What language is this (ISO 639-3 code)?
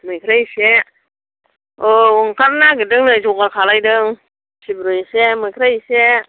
brx